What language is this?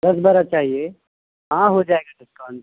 Urdu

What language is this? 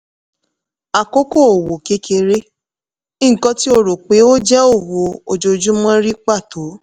Yoruba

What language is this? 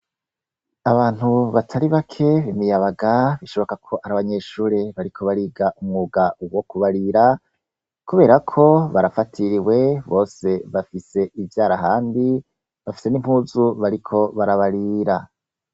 Rundi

